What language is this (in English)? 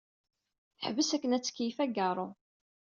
Kabyle